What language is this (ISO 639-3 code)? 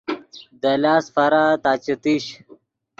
ydg